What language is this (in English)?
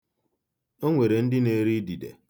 Igbo